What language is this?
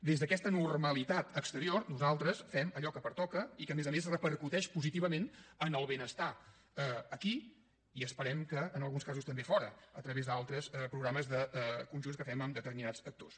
Catalan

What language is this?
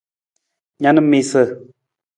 Nawdm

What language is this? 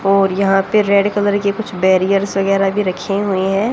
Hindi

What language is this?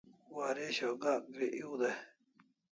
Kalasha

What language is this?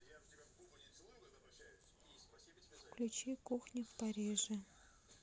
Russian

